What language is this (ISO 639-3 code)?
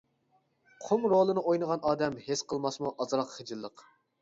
uig